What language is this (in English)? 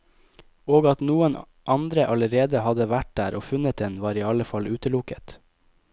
Norwegian